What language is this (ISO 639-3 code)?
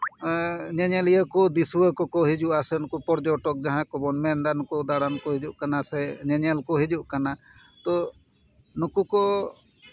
sat